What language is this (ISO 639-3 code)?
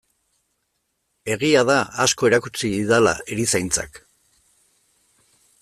eus